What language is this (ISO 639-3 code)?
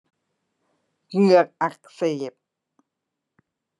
tha